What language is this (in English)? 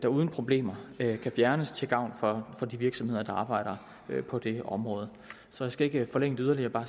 Danish